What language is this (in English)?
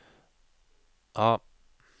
Norwegian